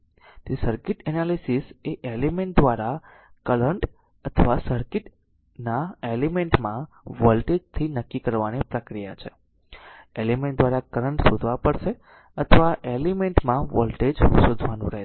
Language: Gujarati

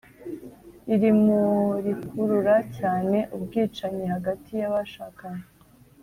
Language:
Kinyarwanda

